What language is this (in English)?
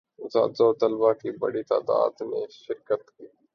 Urdu